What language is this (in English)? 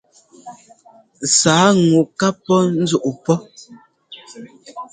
Ngomba